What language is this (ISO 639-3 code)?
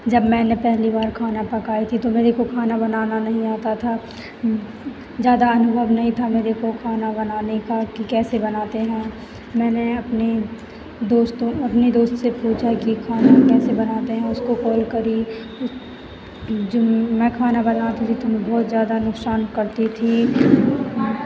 hin